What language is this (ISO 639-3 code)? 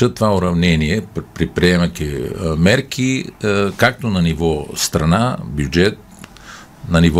bul